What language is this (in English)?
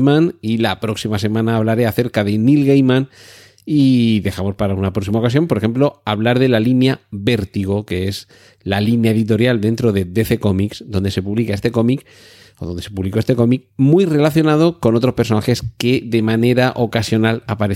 Spanish